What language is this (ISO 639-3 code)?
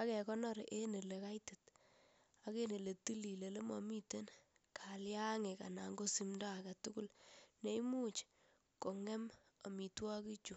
kln